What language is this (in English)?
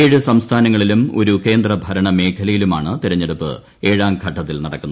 Malayalam